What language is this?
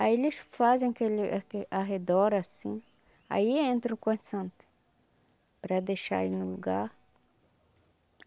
Portuguese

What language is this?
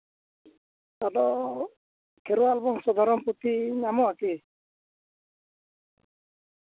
Santali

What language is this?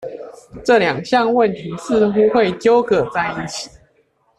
Chinese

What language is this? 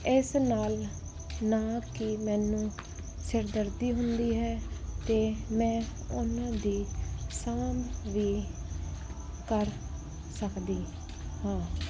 Punjabi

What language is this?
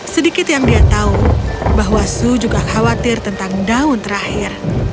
Indonesian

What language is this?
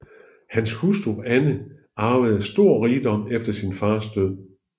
Danish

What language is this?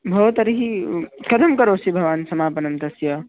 Sanskrit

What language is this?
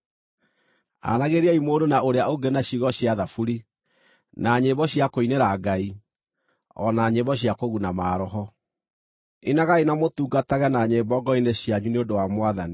Kikuyu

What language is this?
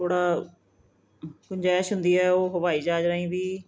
Punjabi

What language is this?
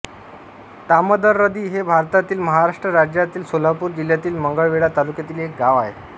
Marathi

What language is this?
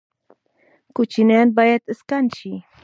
Pashto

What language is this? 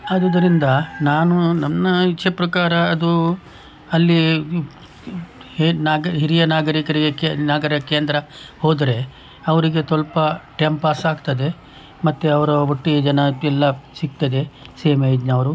Kannada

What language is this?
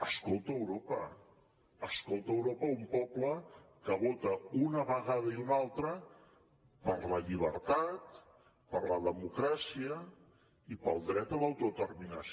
Catalan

